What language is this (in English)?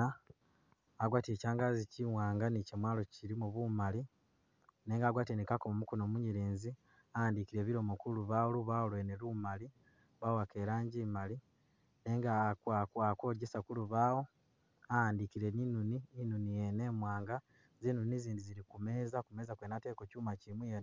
Masaaba